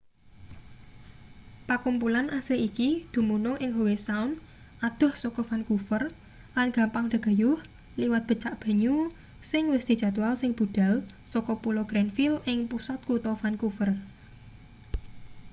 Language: Javanese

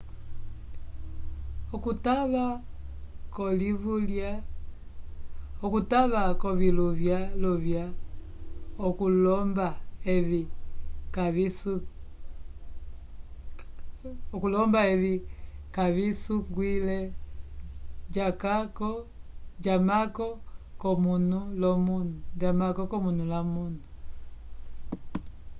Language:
Umbundu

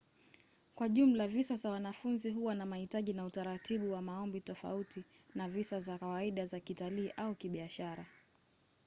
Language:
Swahili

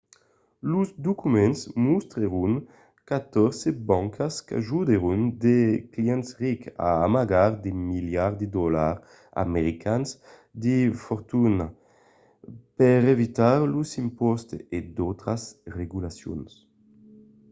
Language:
Occitan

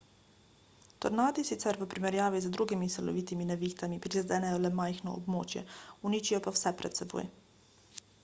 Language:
Slovenian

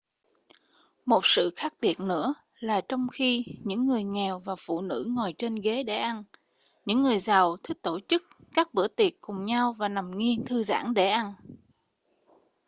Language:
Vietnamese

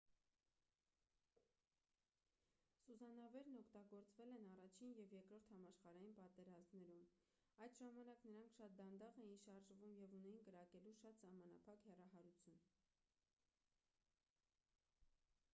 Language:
Armenian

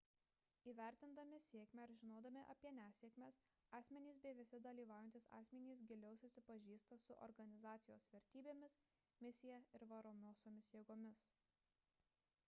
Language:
Lithuanian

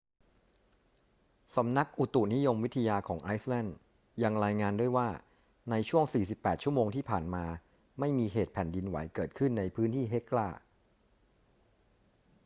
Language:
Thai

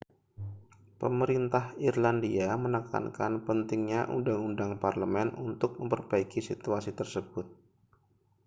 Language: Indonesian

